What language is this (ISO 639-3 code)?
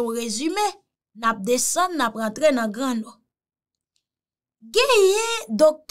fra